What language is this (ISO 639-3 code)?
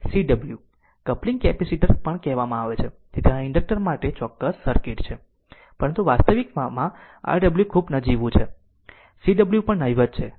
guj